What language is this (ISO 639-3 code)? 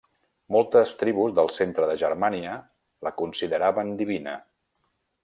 cat